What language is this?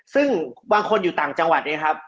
Thai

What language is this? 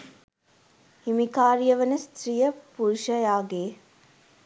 Sinhala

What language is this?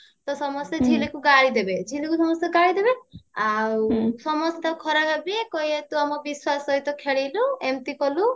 Odia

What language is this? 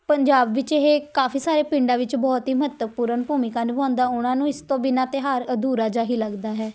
Punjabi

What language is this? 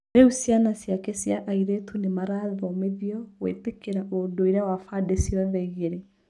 Kikuyu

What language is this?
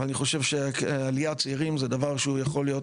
Hebrew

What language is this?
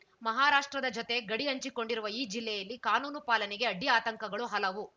Kannada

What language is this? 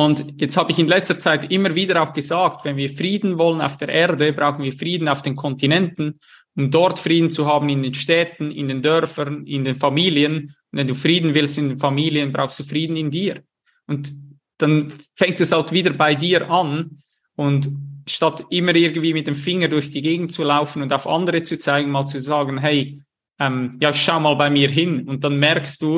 German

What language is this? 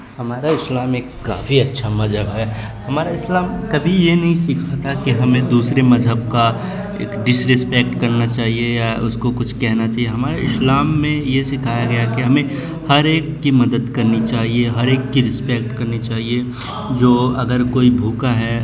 Urdu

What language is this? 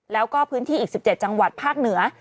Thai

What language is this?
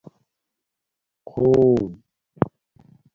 Domaaki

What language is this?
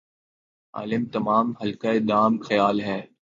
Urdu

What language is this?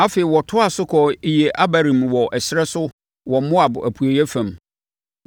Akan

